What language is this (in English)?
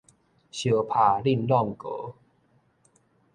Min Nan Chinese